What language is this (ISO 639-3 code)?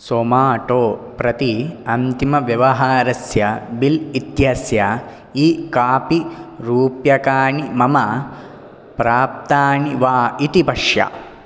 san